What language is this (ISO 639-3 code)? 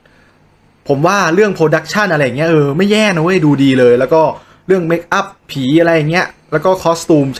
tha